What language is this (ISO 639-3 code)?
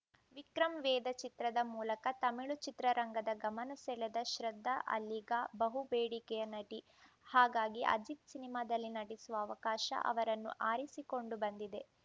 kan